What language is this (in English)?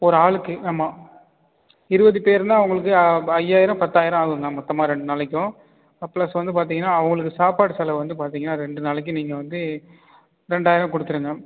Tamil